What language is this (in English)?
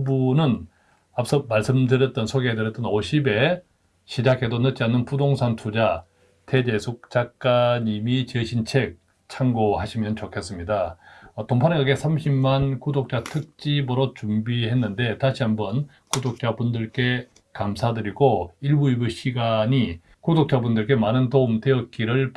Korean